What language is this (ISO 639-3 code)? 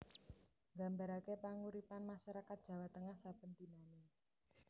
jav